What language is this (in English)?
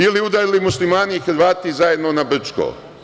Serbian